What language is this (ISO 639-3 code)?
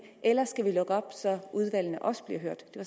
dan